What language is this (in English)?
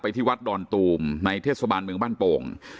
Thai